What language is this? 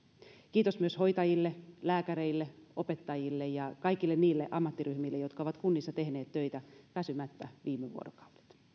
Finnish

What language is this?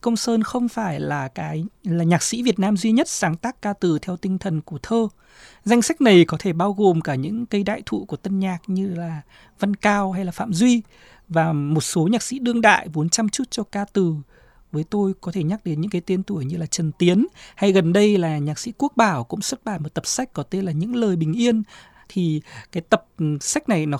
Vietnamese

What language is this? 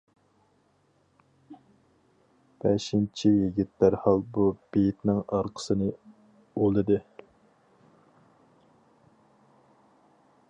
Uyghur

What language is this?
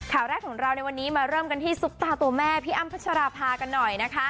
Thai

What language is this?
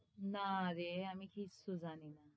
Bangla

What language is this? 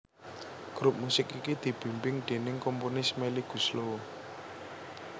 Javanese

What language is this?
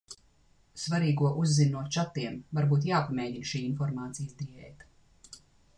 Latvian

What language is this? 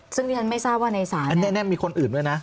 Thai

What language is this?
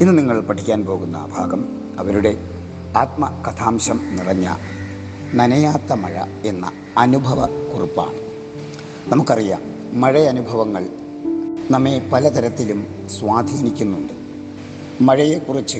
Malayalam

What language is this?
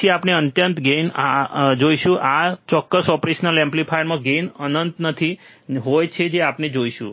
Gujarati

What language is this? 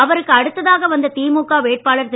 Tamil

